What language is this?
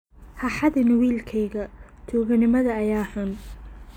Somali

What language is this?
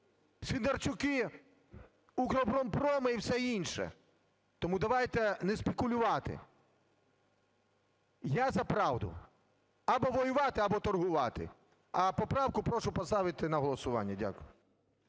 Ukrainian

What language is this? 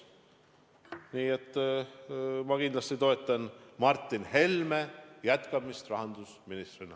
Estonian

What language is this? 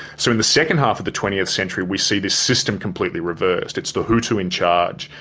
English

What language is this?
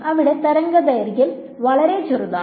Malayalam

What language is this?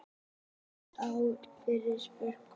Icelandic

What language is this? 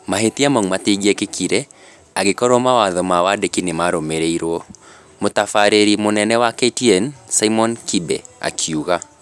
Kikuyu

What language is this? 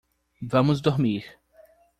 Portuguese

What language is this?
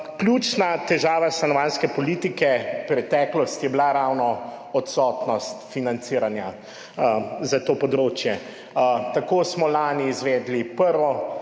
Slovenian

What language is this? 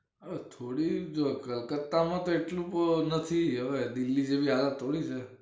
Gujarati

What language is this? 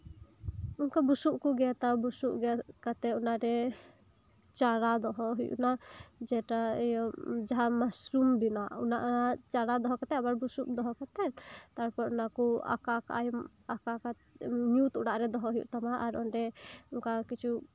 Santali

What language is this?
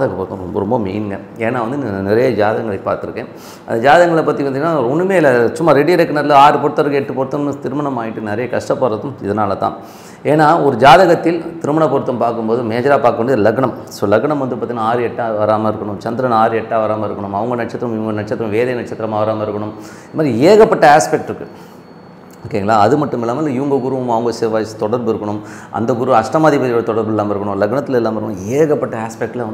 Indonesian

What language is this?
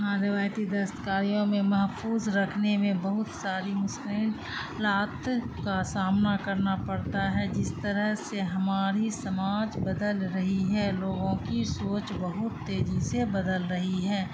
Urdu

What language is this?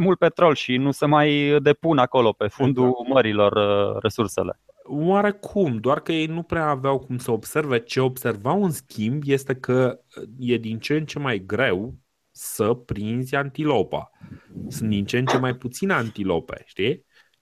Romanian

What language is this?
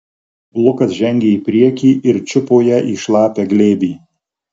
Lithuanian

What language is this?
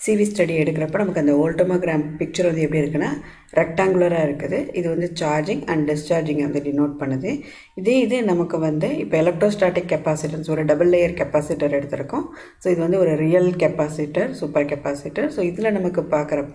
Indonesian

